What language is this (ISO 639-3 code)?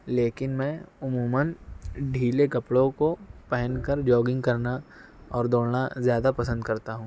urd